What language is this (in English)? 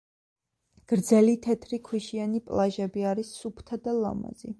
Georgian